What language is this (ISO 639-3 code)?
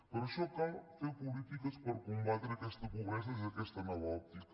cat